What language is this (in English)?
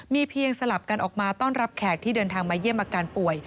Thai